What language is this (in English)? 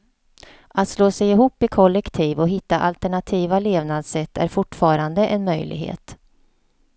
Swedish